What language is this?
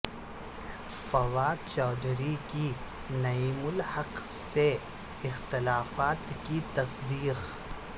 Urdu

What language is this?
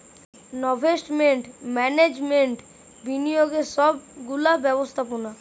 Bangla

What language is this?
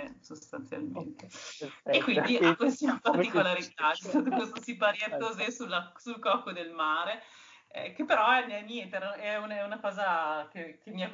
Italian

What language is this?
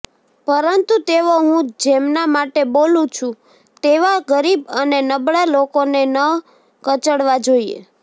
Gujarati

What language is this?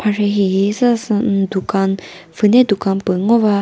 Chokri Naga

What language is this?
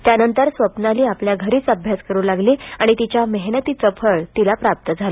Marathi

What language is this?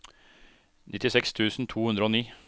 Norwegian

